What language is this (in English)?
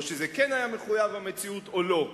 Hebrew